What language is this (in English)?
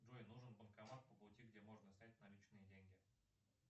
Russian